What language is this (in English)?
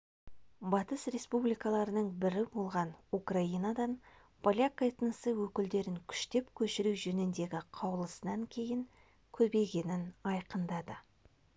Kazakh